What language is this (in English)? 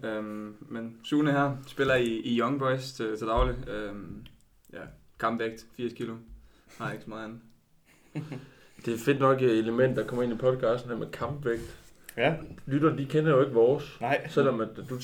Danish